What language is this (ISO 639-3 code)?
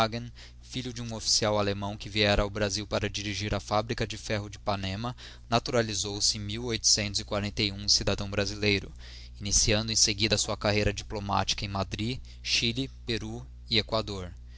por